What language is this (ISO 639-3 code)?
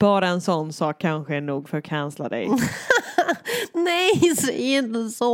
swe